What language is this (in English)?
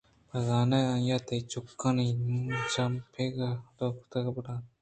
Eastern Balochi